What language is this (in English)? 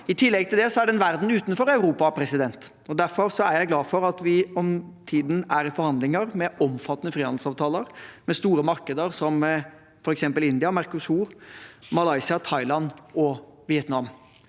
Norwegian